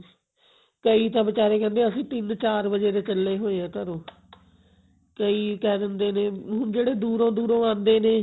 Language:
Punjabi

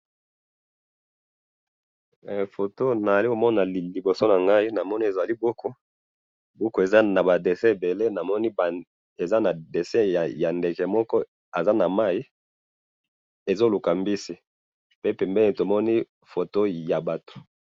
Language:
Lingala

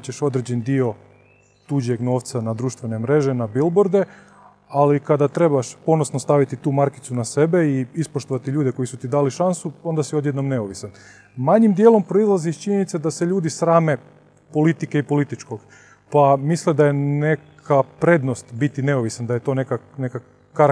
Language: Croatian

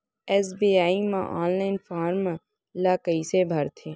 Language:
Chhattisgarhi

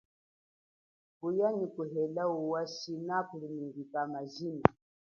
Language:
Chokwe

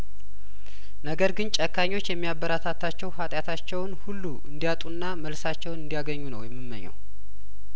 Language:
Amharic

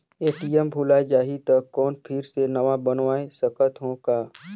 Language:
Chhattisgarhi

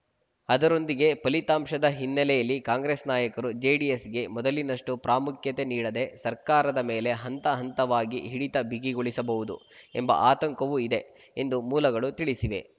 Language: Kannada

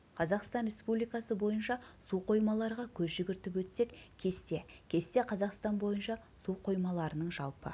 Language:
Kazakh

